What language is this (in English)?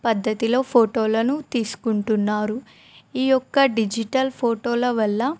Telugu